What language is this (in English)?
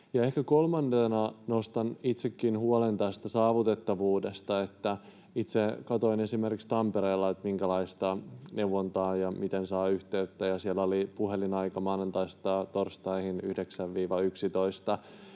Finnish